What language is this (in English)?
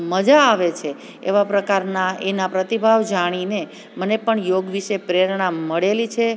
Gujarati